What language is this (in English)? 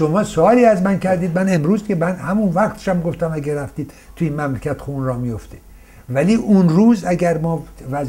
Persian